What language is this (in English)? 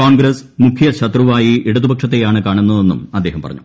Malayalam